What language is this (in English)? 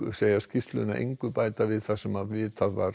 Icelandic